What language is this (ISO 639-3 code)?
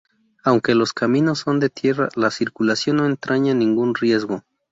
spa